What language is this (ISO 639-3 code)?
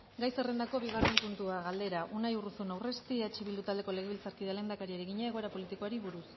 eus